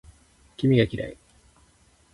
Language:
Japanese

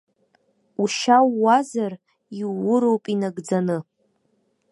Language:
Abkhazian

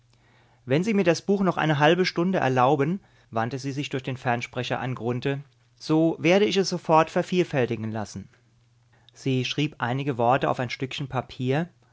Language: German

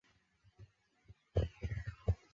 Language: Chinese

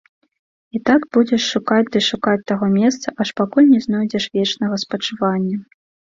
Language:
Belarusian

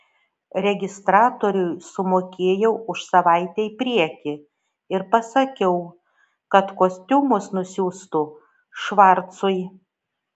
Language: Lithuanian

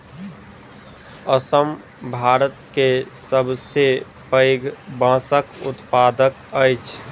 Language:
Maithili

